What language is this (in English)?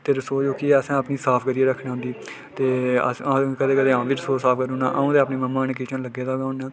Dogri